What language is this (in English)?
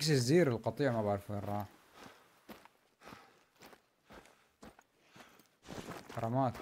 Arabic